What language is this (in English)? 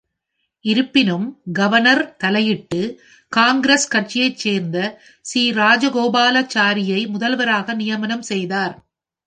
Tamil